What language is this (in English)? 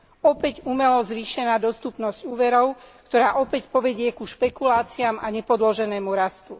Slovak